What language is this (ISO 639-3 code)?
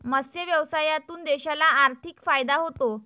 mar